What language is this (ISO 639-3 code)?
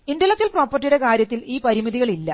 mal